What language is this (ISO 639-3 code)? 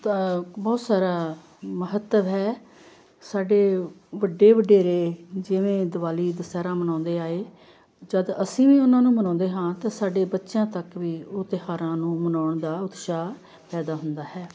pan